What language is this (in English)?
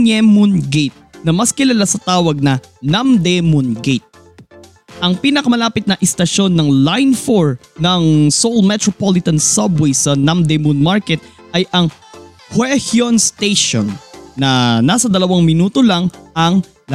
Filipino